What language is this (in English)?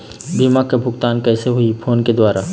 Chhattisgarhi